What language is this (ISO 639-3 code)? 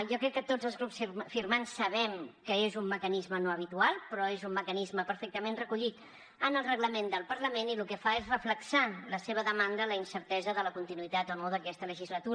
cat